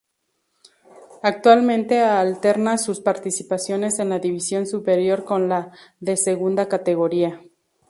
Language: Spanish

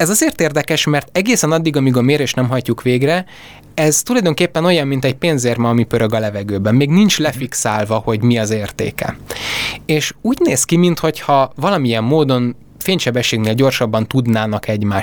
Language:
Hungarian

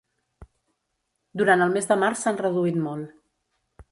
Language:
Catalan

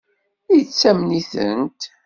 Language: Kabyle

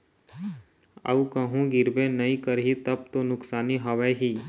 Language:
Chhattisgarhi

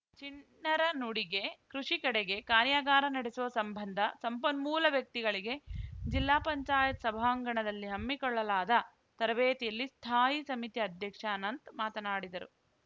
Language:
Kannada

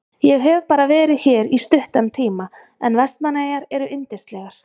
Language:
Icelandic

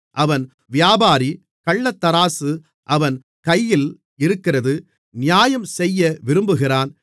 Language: Tamil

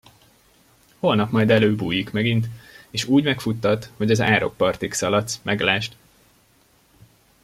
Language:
Hungarian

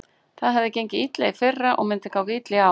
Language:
Icelandic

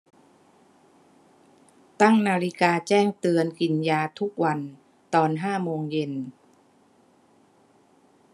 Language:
Thai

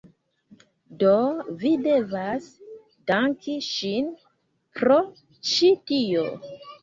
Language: Esperanto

